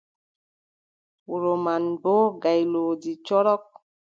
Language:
Adamawa Fulfulde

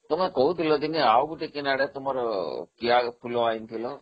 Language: Odia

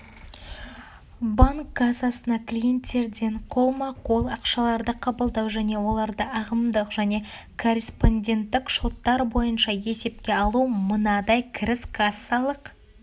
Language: Kazakh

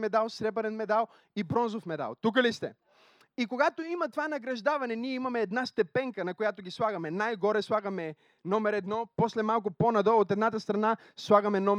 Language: Bulgarian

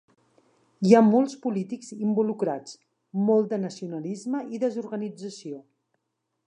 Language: Catalan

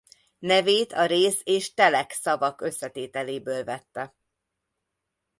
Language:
Hungarian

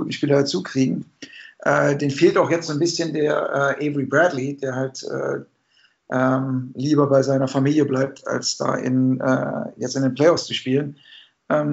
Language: German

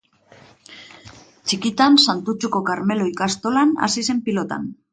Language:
Basque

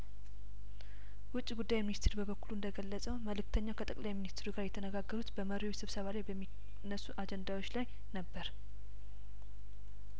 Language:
Amharic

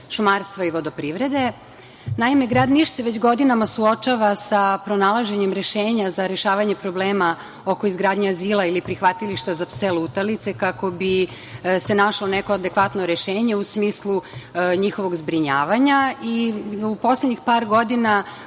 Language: Serbian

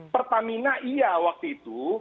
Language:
Indonesian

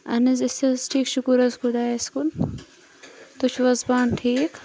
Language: Kashmiri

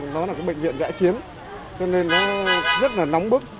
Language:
Vietnamese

